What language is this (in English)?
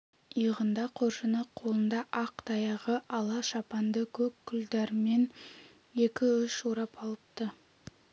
Kazakh